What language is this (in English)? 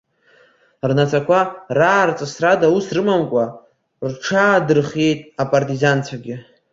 Abkhazian